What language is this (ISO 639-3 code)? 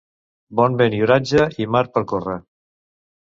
cat